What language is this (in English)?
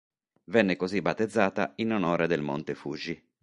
Italian